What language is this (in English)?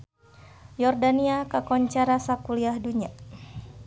Sundanese